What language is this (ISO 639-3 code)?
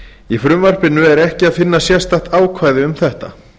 isl